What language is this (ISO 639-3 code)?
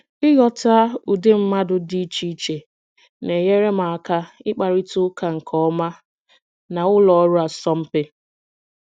ibo